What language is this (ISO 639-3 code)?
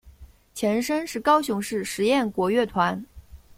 zho